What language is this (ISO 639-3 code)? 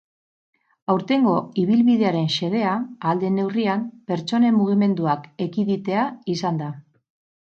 eus